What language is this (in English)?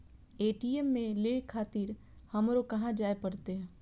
Maithili